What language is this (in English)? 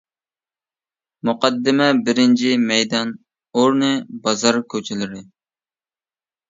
Uyghur